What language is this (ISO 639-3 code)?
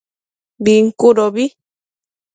mcf